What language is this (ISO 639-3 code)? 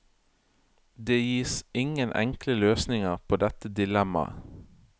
nor